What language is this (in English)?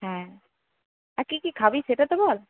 Bangla